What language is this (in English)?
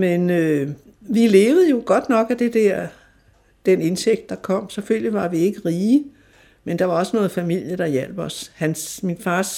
Danish